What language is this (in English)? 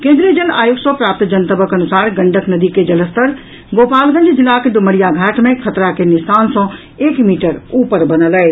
Maithili